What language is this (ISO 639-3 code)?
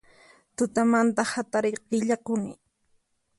qxp